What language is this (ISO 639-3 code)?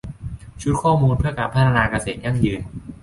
tha